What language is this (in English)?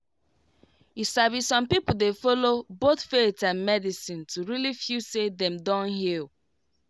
Nigerian Pidgin